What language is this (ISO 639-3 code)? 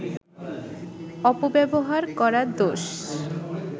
ben